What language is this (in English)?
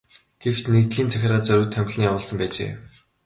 Mongolian